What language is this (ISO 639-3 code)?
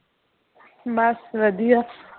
pan